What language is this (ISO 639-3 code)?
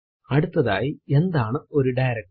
mal